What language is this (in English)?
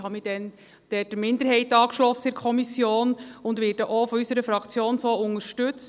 Swiss German